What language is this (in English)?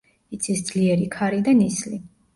Georgian